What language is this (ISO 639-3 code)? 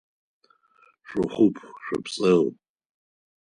ady